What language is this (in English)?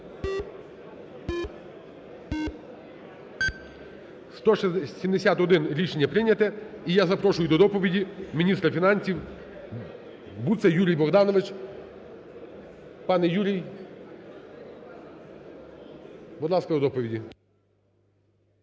Ukrainian